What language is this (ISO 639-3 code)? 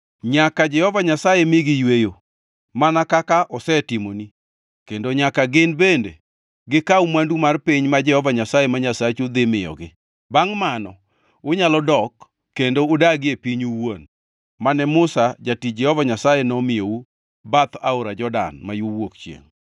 luo